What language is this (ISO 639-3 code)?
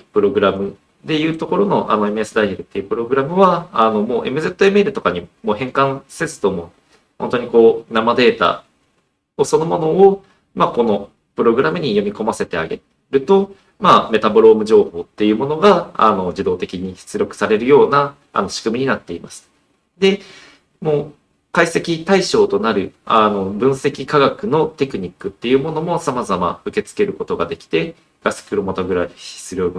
jpn